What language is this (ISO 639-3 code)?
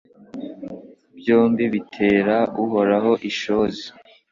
kin